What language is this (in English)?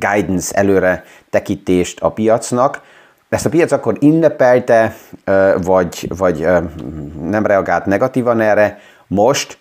Hungarian